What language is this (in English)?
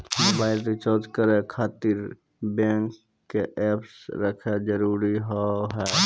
Maithili